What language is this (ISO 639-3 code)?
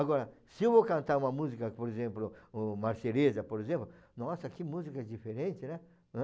por